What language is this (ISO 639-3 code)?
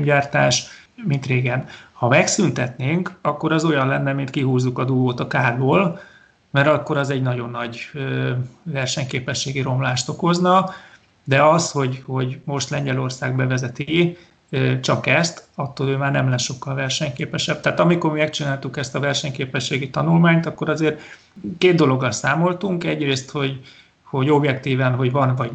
hun